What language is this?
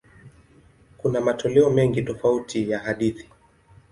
Swahili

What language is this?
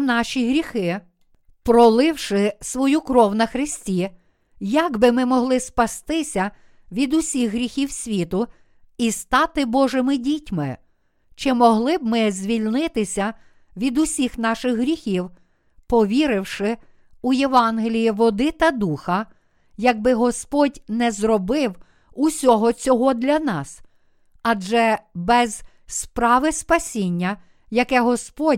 Ukrainian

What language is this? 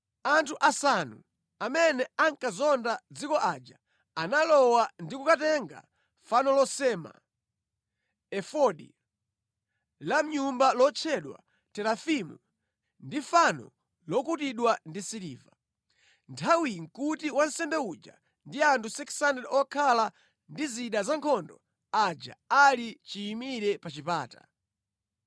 Nyanja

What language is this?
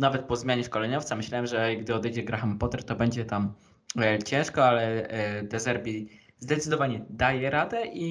Polish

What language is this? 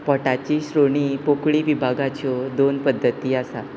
Konkani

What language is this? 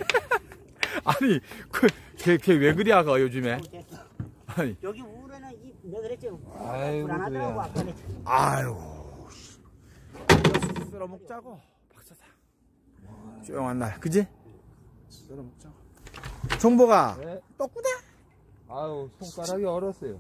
Korean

